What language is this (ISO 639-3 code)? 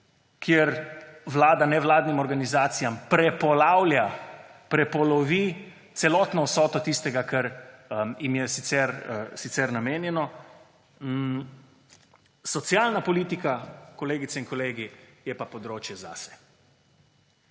slv